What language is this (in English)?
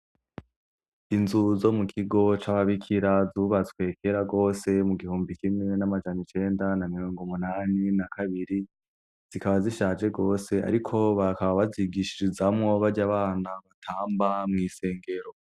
Rundi